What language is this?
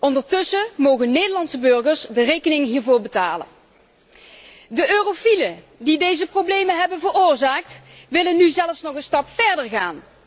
Dutch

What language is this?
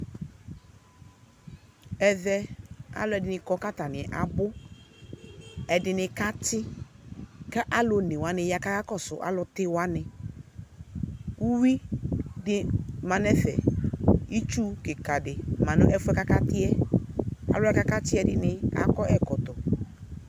Ikposo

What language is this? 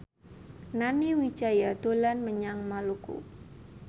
Javanese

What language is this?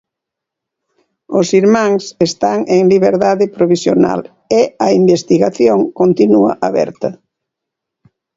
Galician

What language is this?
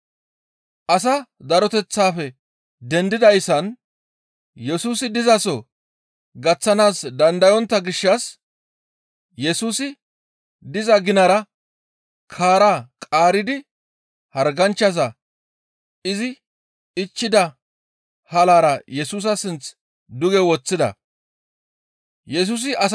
Gamo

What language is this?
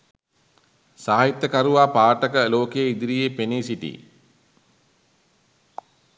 Sinhala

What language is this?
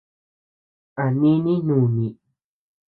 Tepeuxila Cuicatec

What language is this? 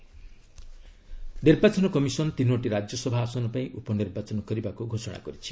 Odia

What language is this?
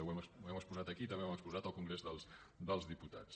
Catalan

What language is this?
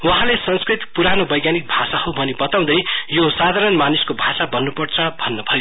Nepali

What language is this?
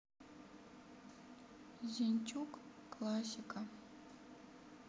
Russian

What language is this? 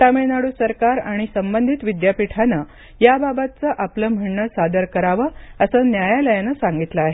Marathi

